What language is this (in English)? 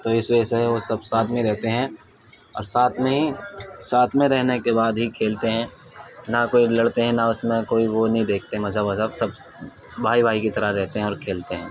Urdu